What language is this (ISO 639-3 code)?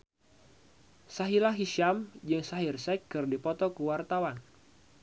sun